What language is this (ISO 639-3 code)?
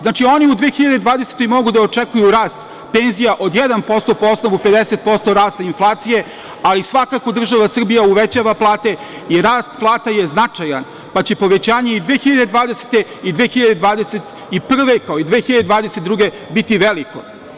srp